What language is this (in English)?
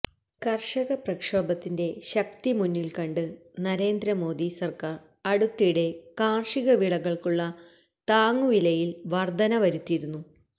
Malayalam